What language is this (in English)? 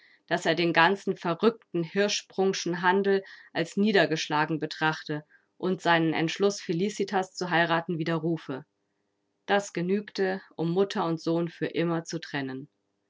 German